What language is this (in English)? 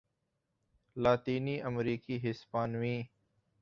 Urdu